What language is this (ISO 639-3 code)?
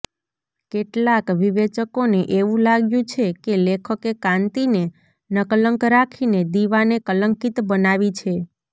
guj